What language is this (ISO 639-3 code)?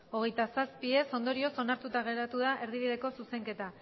eus